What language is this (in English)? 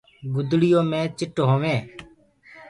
Gurgula